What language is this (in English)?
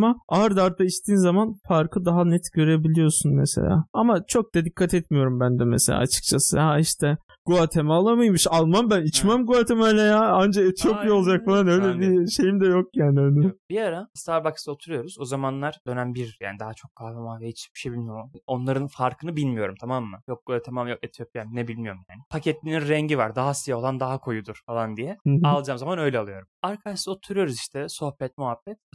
Turkish